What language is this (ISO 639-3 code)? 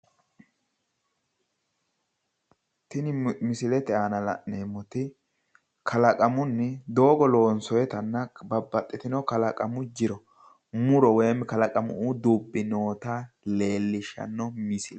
sid